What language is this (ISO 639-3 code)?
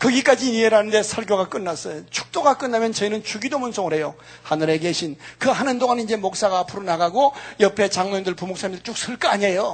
kor